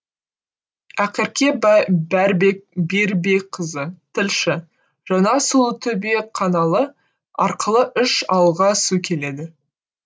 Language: Kazakh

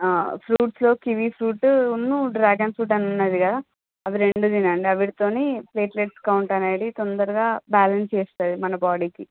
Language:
Telugu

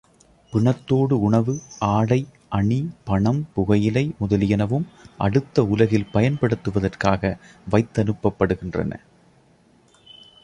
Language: Tamil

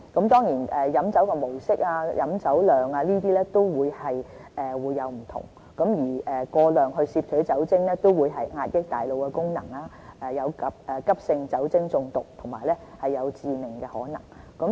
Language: Cantonese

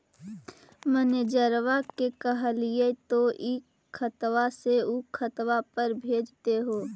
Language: Magahi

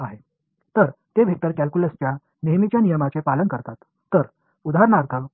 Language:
Tamil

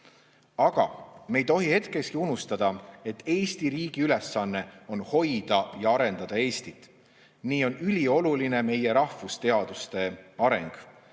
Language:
Estonian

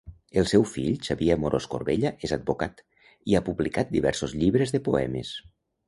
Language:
Catalan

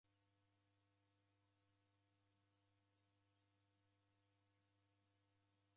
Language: Taita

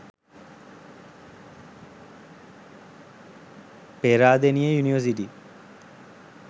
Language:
Sinhala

